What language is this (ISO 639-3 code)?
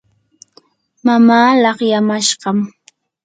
qur